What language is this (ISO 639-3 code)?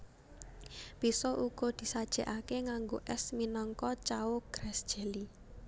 jav